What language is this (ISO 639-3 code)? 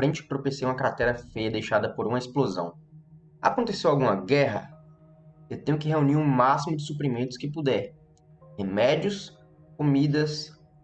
por